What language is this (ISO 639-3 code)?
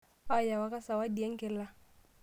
mas